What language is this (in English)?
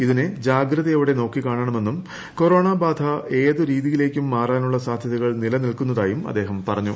Malayalam